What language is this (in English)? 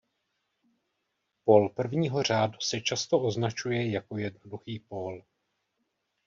Czech